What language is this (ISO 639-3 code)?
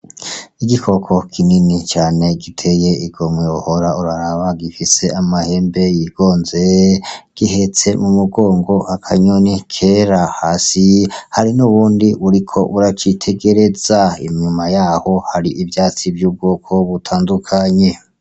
run